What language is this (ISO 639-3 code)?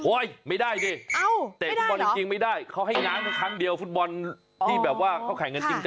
tha